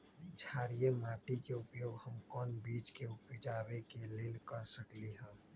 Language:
Magahi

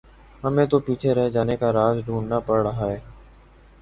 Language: Urdu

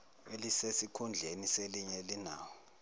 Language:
Zulu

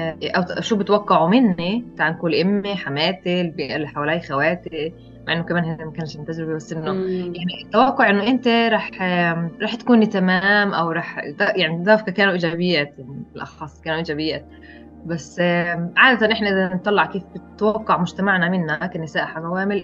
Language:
Arabic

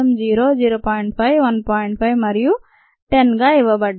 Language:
Telugu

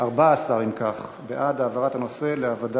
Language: Hebrew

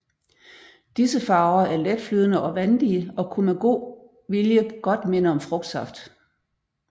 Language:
Danish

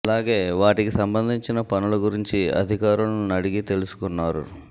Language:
Telugu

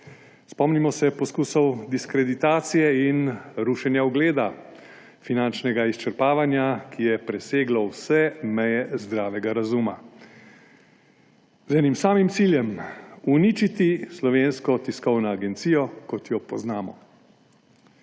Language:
Slovenian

